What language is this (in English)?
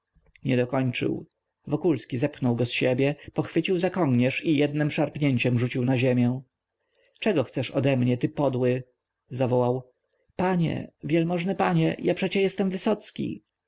Polish